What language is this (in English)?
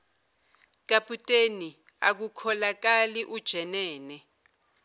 Zulu